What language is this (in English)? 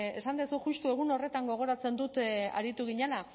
Basque